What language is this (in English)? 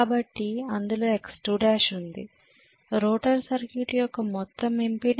Telugu